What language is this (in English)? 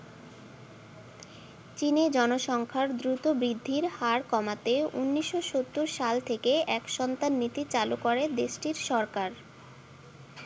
Bangla